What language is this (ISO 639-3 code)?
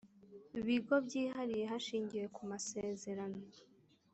kin